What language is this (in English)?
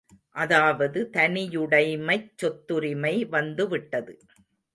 Tamil